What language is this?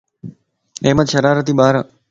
Lasi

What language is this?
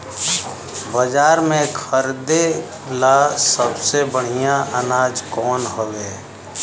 Bhojpuri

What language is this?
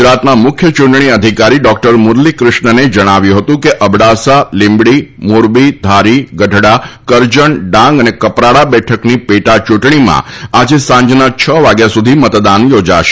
Gujarati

